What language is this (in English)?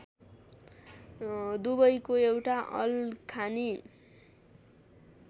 Nepali